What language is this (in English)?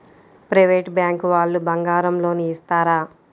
Telugu